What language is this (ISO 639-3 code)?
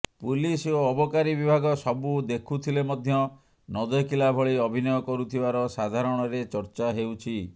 ori